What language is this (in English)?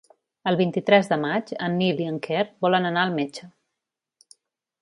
Catalan